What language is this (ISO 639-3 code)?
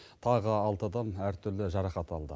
kaz